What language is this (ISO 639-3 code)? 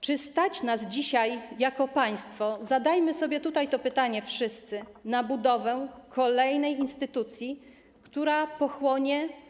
pol